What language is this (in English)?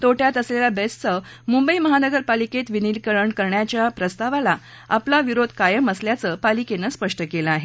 Marathi